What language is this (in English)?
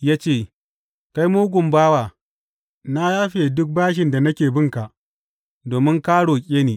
Hausa